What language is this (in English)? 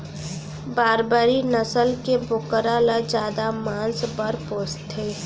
Chhattisgarhi